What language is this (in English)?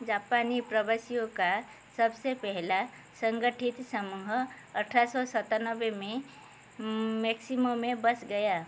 Hindi